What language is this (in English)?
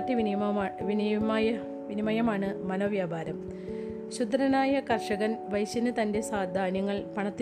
Malayalam